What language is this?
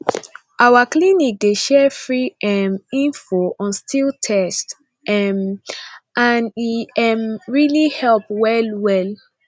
Nigerian Pidgin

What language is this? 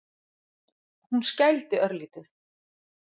Icelandic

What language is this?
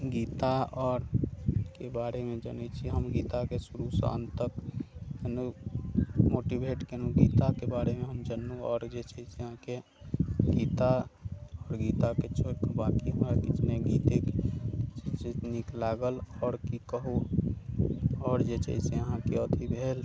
Maithili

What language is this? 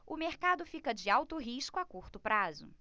Portuguese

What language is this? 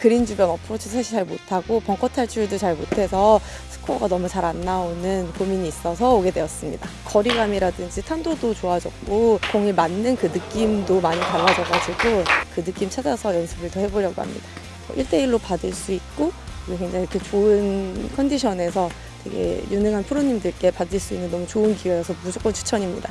Korean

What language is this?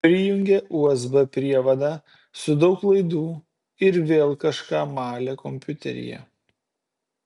Lithuanian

